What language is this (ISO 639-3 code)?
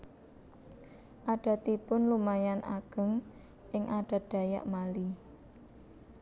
jav